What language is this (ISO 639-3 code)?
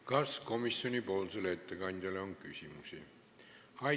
est